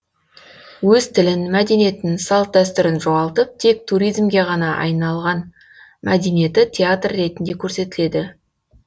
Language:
Kazakh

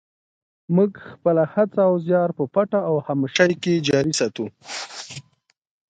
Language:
Pashto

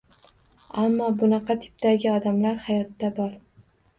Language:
Uzbek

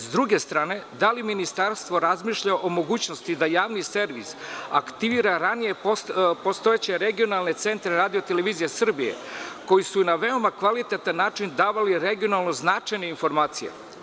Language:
Serbian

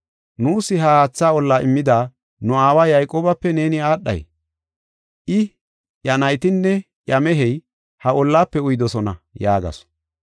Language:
Gofa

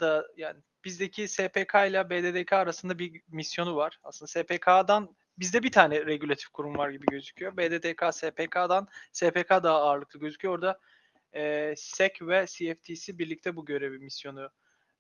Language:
Turkish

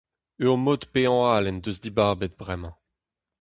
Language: Breton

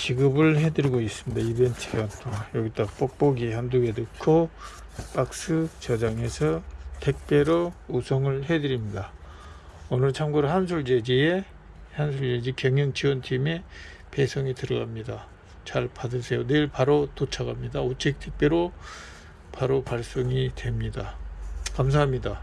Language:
Korean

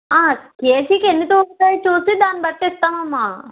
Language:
Telugu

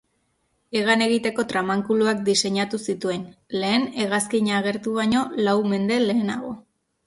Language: Basque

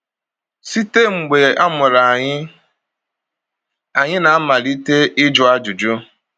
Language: Igbo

